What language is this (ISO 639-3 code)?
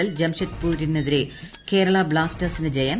mal